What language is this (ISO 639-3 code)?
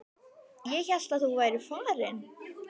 isl